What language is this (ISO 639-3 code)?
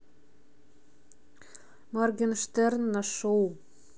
rus